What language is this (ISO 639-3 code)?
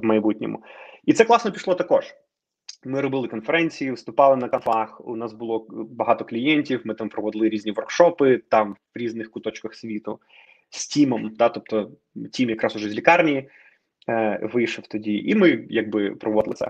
ukr